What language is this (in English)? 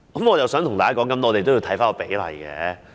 Cantonese